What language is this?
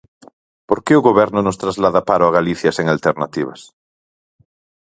Galician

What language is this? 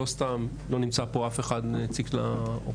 Hebrew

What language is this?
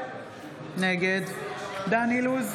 Hebrew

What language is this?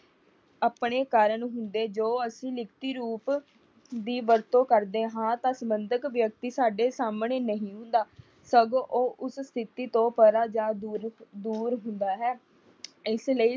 Punjabi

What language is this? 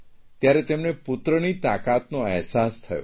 Gujarati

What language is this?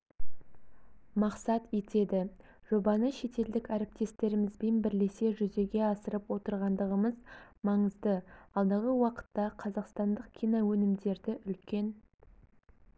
Kazakh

